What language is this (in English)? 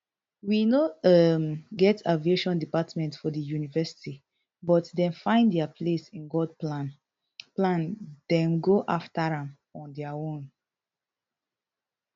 Nigerian Pidgin